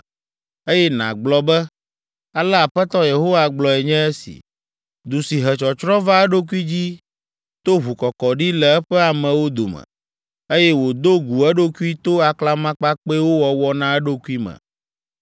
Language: Ewe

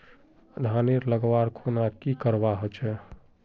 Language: Magahi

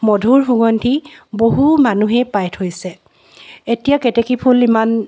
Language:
Assamese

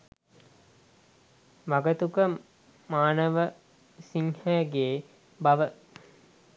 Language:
Sinhala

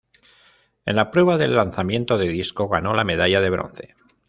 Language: Spanish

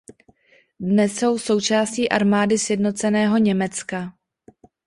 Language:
Czech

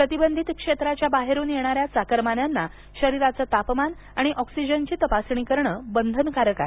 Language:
Marathi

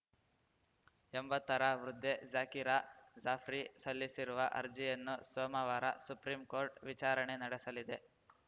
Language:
Kannada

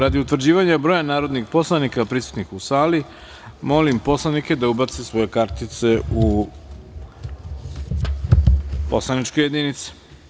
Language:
Serbian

